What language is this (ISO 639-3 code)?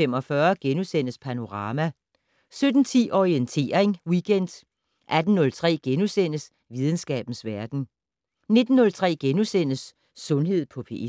dan